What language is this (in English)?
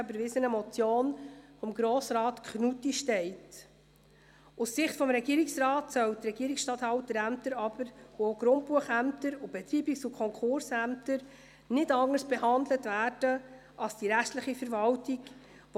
Swiss German